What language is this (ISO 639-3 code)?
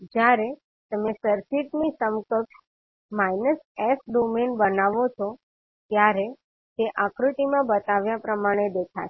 guj